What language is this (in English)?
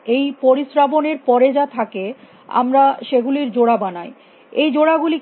Bangla